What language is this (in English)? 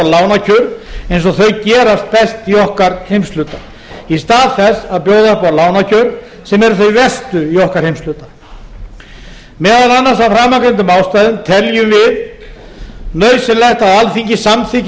Icelandic